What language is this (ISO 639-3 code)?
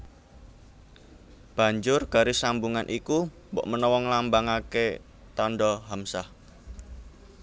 jav